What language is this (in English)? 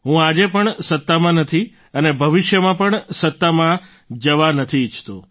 Gujarati